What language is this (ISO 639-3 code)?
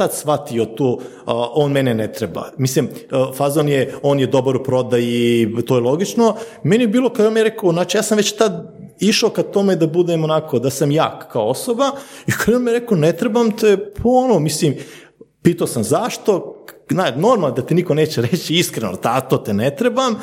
hrv